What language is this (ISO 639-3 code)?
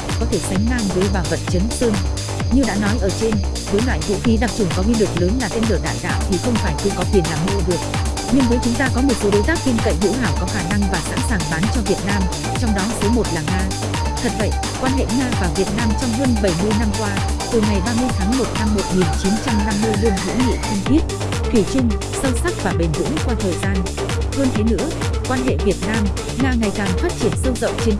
vie